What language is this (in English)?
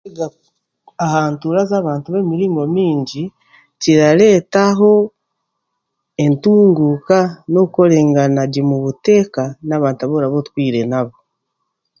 Chiga